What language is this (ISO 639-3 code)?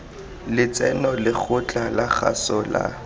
tsn